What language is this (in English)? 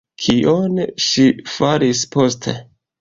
Esperanto